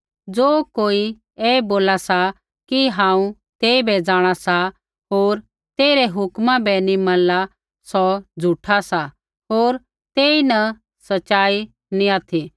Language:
Kullu Pahari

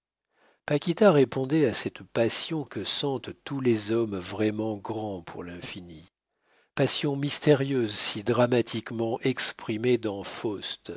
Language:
French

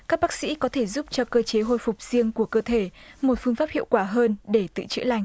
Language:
Vietnamese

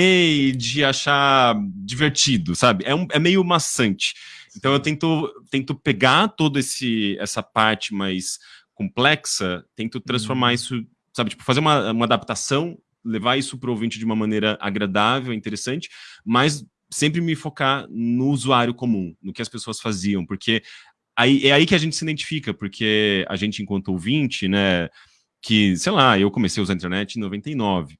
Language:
Portuguese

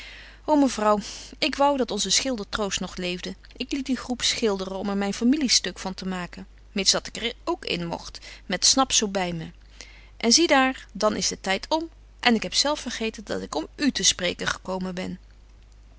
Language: Dutch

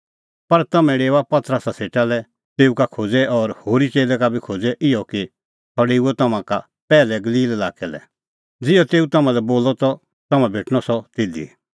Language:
Kullu Pahari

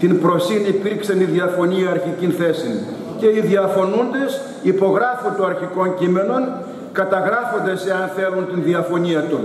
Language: Greek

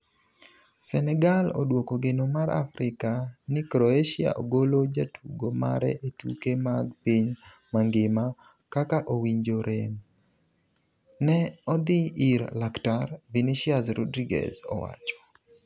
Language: Luo (Kenya and Tanzania)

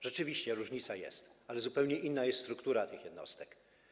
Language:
Polish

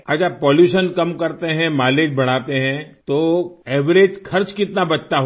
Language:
Hindi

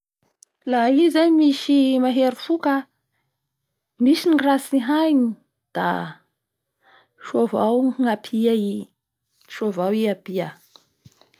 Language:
Bara Malagasy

